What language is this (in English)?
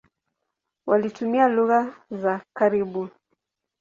Swahili